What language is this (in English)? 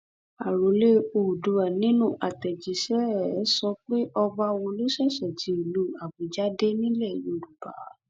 Yoruba